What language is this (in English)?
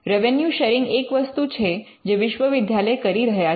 Gujarati